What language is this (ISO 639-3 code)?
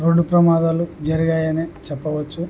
tel